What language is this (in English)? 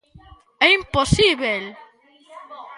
Galician